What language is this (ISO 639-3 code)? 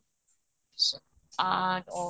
ori